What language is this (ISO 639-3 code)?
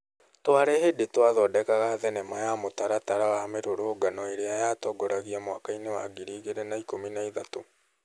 kik